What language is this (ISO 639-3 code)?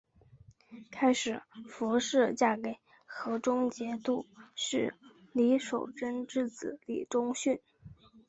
zho